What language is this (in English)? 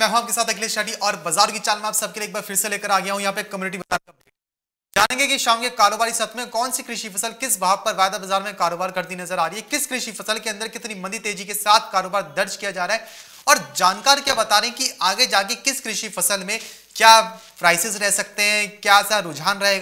Hindi